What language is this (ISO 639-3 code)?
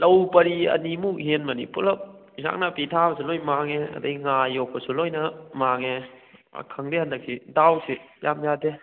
mni